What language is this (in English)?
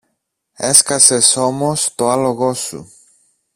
Greek